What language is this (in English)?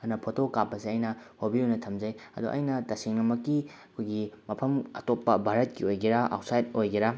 Manipuri